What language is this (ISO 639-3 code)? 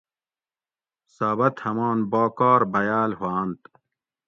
gwc